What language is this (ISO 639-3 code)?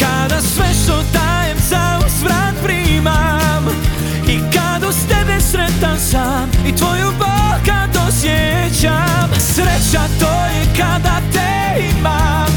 hrv